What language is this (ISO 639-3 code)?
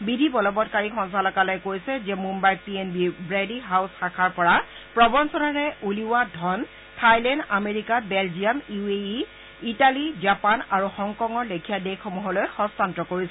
asm